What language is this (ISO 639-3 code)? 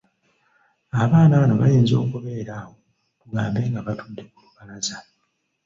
lug